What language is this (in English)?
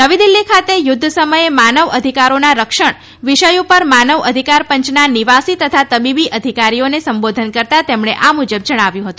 Gujarati